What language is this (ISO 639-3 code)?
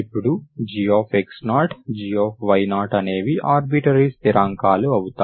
tel